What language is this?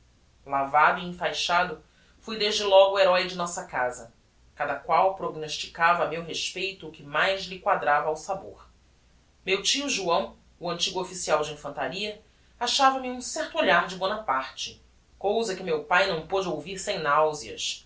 Portuguese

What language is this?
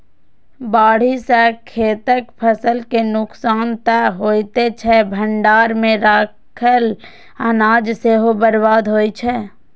Maithili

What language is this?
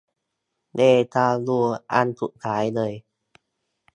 Thai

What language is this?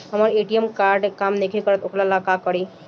Bhojpuri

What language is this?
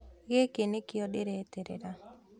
Kikuyu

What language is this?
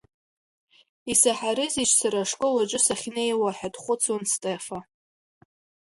Abkhazian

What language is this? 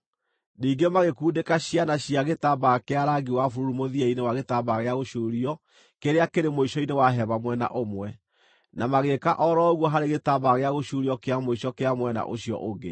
Kikuyu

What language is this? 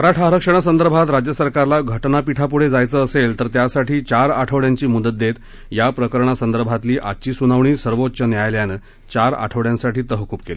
Marathi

